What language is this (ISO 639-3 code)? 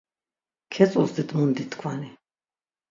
lzz